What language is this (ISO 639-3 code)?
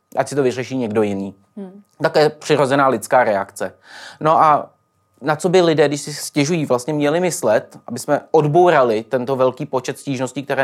ces